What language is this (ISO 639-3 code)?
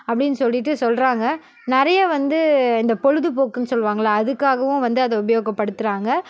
tam